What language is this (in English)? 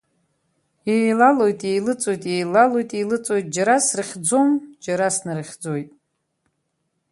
Abkhazian